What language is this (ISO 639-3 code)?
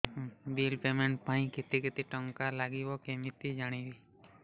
ori